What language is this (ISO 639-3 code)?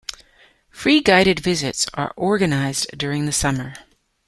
eng